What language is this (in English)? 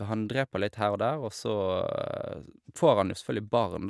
Norwegian